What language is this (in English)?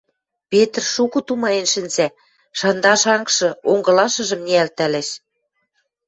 Western Mari